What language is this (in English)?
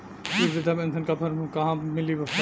Bhojpuri